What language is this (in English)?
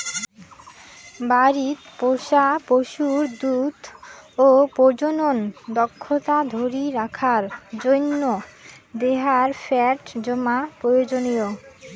Bangla